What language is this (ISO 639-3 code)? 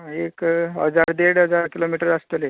kok